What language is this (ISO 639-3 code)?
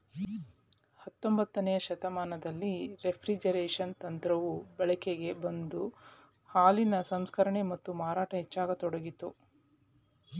kan